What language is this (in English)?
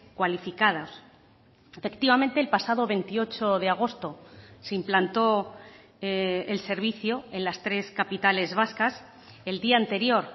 Spanish